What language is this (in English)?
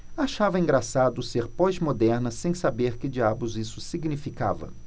Portuguese